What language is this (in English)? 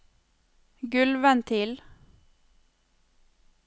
Norwegian